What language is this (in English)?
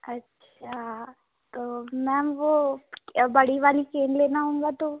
Hindi